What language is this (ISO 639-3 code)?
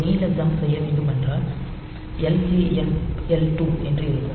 tam